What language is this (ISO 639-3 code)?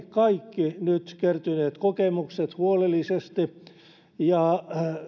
fin